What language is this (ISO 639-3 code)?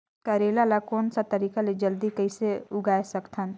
hne